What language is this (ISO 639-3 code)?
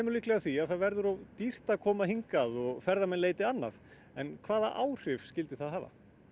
isl